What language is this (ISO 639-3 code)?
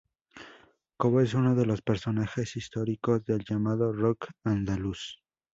spa